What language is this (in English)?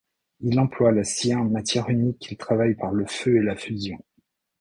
French